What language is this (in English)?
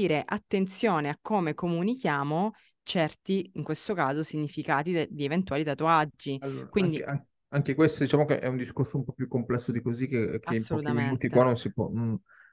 Italian